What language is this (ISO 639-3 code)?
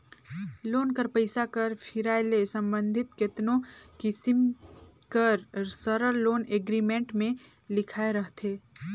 hne